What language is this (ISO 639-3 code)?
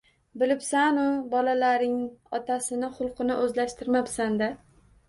uzb